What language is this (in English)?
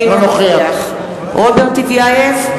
Hebrew